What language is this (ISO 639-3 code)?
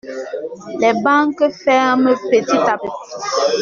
fra